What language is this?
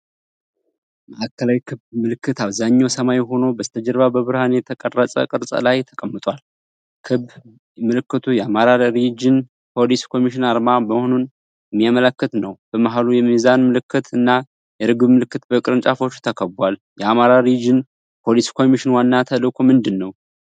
Amharic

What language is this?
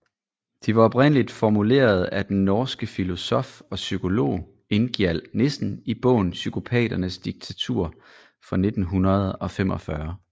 Danish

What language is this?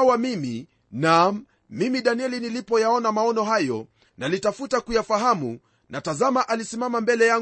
Swahili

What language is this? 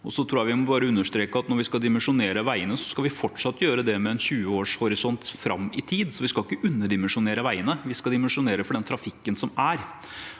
Norwegian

